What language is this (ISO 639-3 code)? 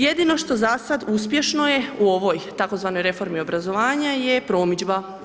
hrv